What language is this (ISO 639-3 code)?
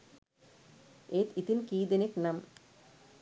sin